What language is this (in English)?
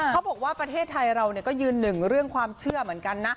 Thai